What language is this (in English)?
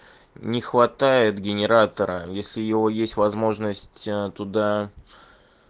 Russian